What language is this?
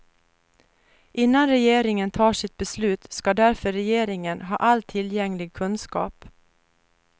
Swedish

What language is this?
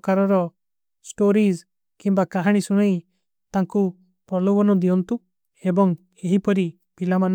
Kui (India)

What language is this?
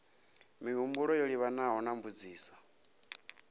Venda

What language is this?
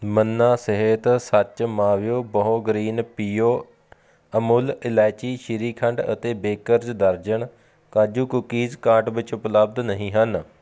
Punjabi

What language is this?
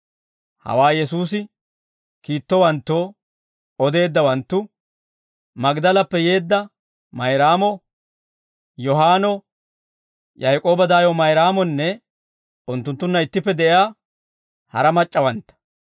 Dawro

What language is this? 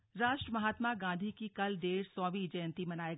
Hindi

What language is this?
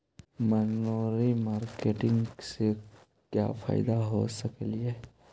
Magahi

